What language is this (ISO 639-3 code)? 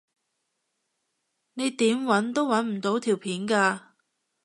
yue